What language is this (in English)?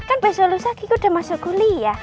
Indonesian